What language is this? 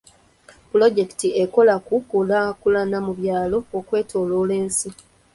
Ganda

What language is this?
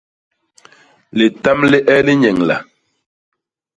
Basaa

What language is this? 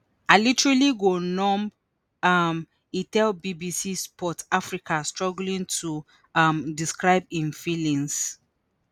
Nigerian Pidgin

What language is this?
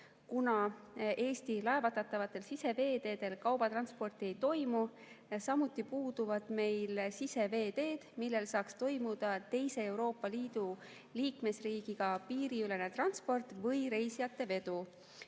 Estonian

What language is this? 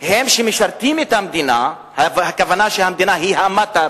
Hebrew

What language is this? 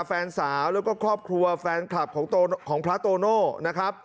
Thai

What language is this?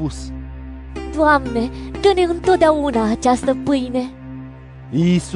Romanian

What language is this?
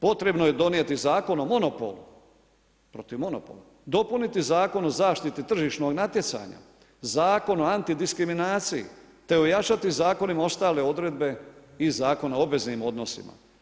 Croatian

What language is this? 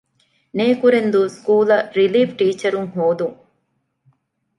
Divehi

